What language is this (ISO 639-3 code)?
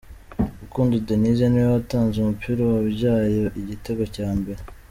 kin